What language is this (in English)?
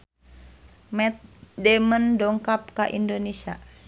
Sundanese